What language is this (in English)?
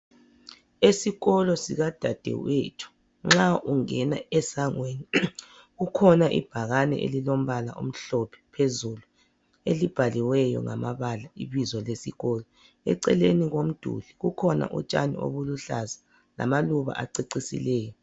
North Ndebele